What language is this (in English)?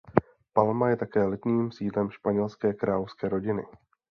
Czech